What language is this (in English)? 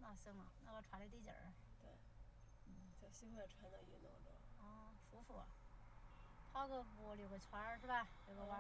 Chinese